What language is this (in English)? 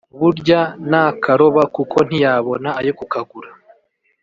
Kinyarwanda